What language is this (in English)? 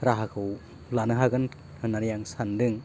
Bodo